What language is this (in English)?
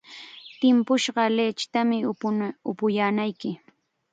Chiquián Ancash Quechua